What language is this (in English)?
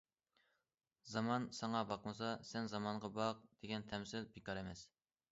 Uyghur